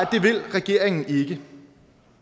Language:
Danish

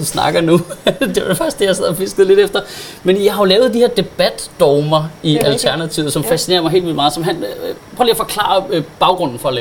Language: Danish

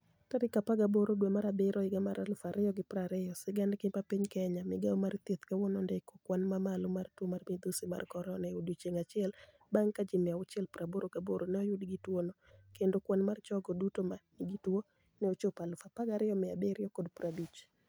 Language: Luo (Kenya and Tanzania)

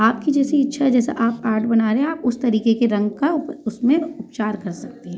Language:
Hindi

